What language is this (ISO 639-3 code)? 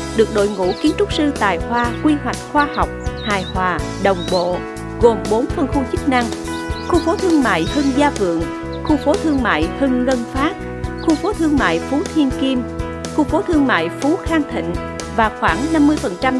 vie